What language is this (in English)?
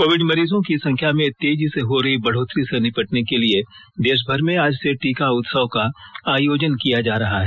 Hindi